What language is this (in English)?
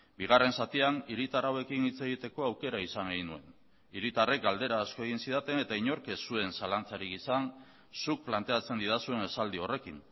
Basque